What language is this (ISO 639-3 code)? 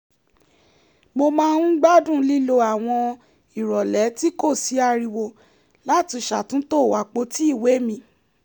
yor